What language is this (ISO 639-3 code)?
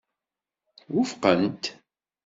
kab